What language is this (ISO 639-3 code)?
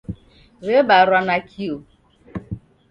dav